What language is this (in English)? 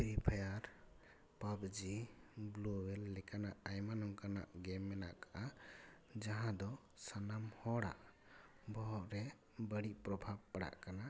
Santali